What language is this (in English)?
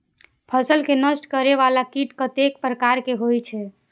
Maithili